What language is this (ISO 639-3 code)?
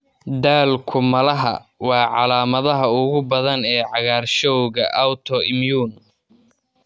som